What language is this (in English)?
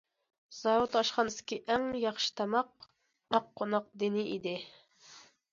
Uyghur